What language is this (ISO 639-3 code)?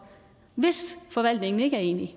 dan